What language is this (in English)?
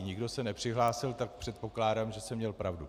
Czech